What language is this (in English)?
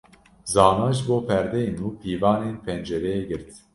Kurdish